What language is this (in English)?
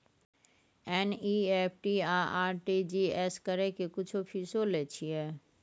Maithili